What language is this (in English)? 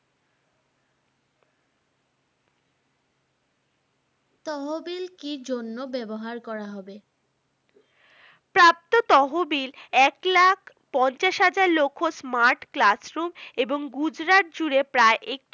Bangla